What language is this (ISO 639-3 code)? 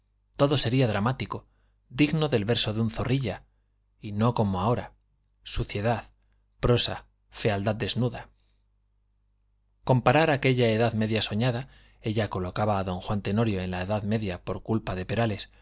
spa